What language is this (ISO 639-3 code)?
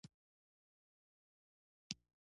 pus